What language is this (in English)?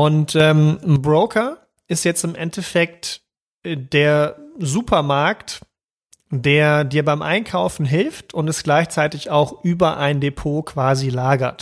German